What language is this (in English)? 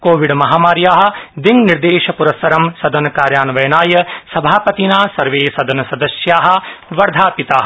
Sanskrit